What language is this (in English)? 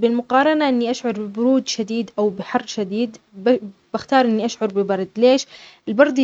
Omani Arabic